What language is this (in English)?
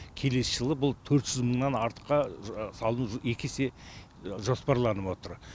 Kazakh